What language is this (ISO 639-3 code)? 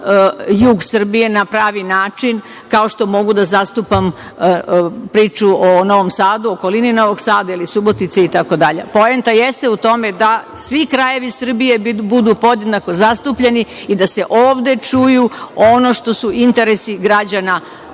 srp